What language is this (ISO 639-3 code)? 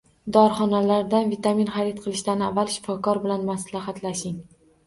uzb